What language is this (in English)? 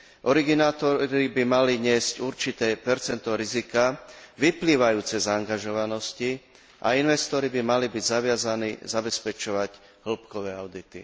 Slovak